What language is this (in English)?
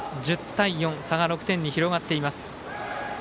Japanese